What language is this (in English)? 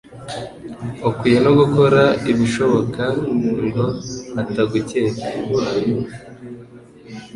Kinyarwanda